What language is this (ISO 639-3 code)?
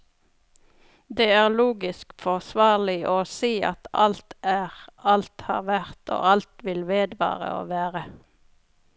nor